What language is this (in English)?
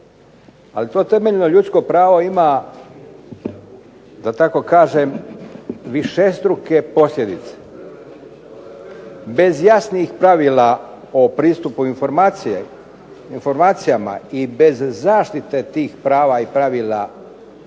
Croatian